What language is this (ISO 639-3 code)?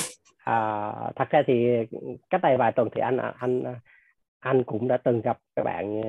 vie